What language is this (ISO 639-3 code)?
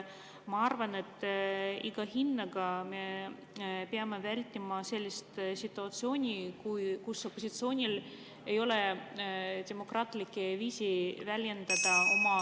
est